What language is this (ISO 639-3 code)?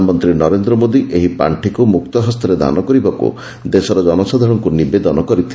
ori